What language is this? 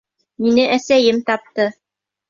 Bashkir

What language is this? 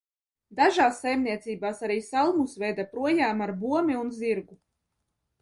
Latvian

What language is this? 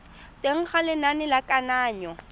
Tswana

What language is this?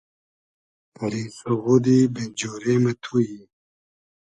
Hazaragi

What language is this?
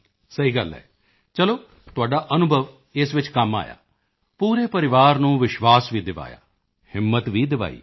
Punjabi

